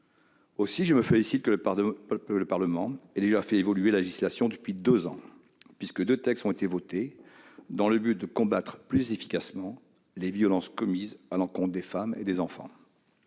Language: French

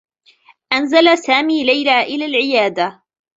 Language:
Arabic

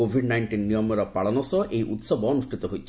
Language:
Odia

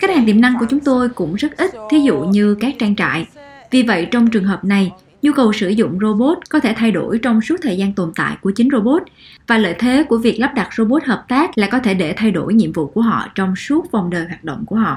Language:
Vietnamese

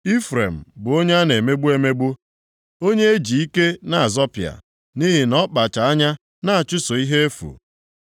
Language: Igbo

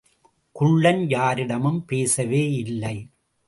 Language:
Tamil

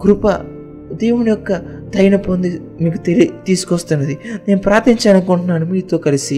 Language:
Telugu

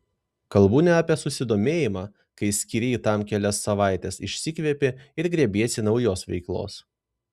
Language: Lithuanian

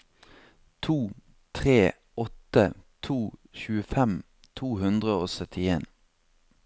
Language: Norwegian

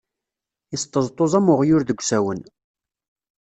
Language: Kabyle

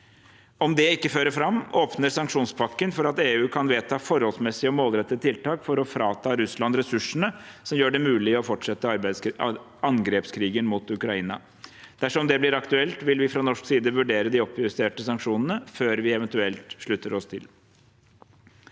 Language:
Norwegian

